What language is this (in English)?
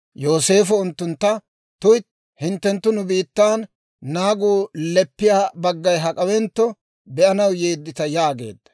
Dawro